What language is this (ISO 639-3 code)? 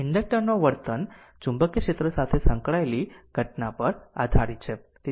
guj